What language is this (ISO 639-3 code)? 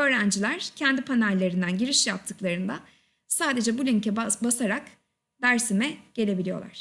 tur